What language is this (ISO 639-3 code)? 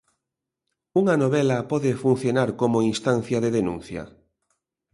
glg